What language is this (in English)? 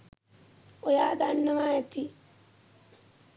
Sinhala